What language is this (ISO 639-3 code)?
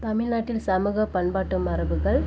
tam